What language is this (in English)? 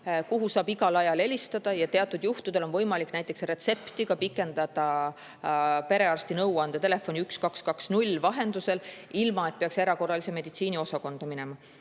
Estonian